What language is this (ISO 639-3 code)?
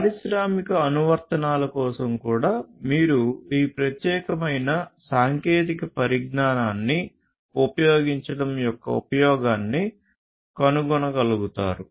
tel